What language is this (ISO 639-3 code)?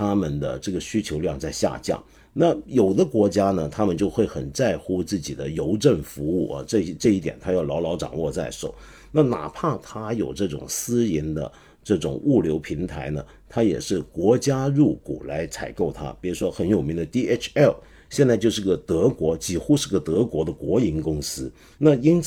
zho